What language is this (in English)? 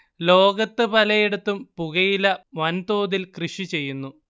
Malayalam